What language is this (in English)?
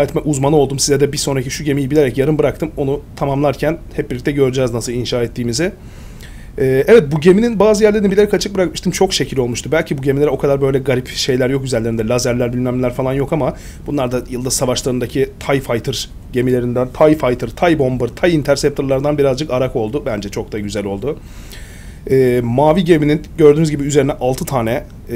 Turkish